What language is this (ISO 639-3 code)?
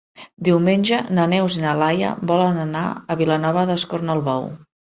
cat